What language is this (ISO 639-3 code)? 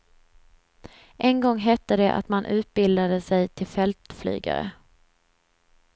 swe